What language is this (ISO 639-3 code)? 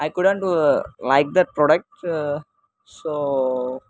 tel